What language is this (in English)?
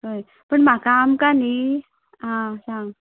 Konkani